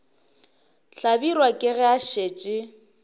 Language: Northern Sotho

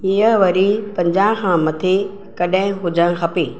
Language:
Sindhi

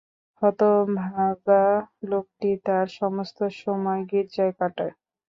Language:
Bangla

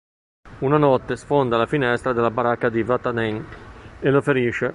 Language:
Italian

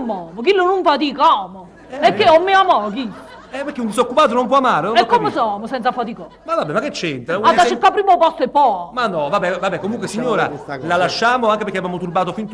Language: Italian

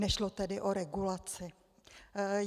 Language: Czech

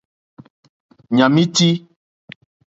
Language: Mokpwe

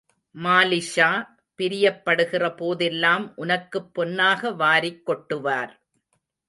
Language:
Tamil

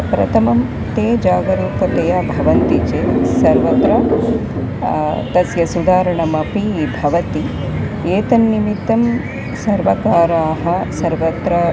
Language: Sanskrit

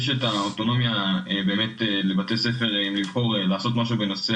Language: Hebrew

